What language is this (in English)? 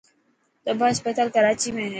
Dhatki